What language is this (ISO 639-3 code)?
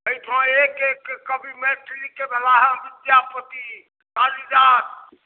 mai